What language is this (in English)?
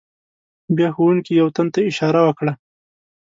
Pashto